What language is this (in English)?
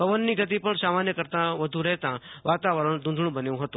Gujarati